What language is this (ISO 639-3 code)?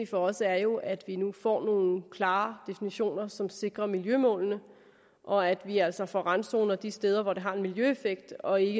dan